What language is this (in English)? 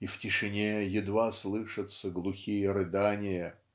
Russian